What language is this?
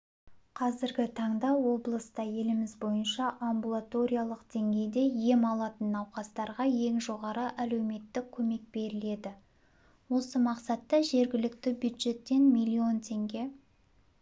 Kazakh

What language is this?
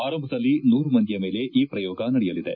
Kannada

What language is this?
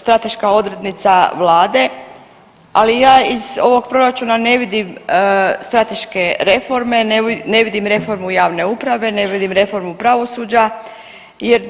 Croatian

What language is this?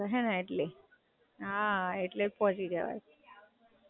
Gujarati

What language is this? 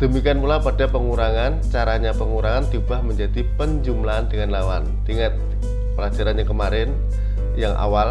Indonesian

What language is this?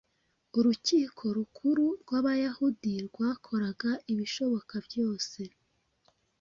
Kinyarwanda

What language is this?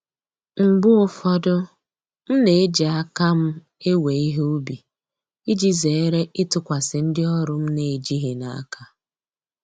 Igbo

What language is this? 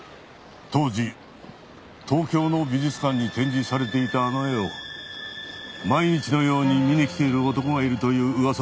Japanese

